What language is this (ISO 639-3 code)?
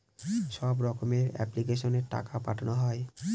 ben